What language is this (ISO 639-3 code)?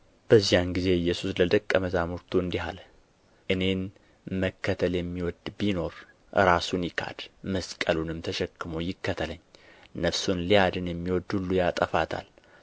amh